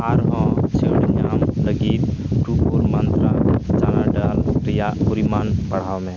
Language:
Santali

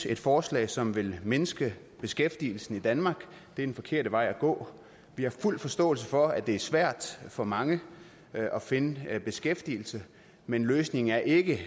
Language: Danish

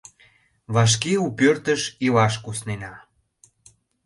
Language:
Mari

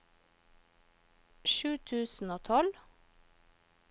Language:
Norwegian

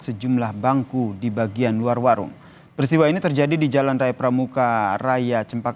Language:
Indonesian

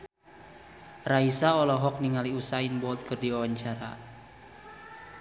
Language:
Sundanese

